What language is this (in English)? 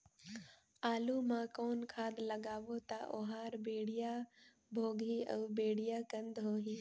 Chhattisgarhi